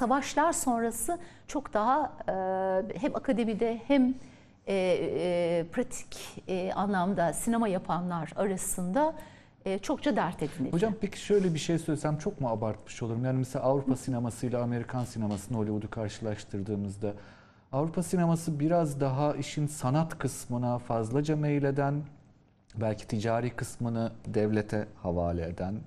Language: Turkish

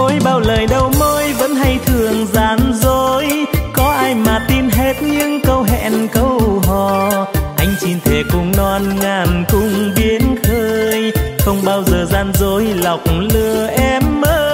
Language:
Vietnamese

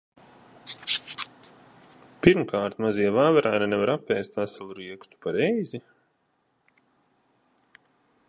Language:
Latvian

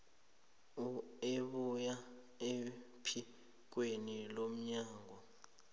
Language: South Ndebele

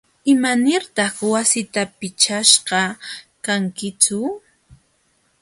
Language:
Jauja Wanca Quechua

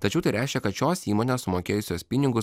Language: Lithuanian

